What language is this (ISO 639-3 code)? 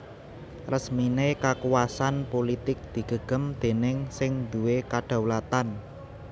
jav